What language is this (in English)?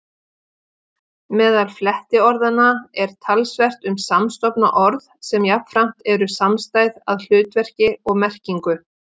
Icelandic